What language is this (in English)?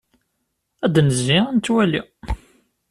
Kabyle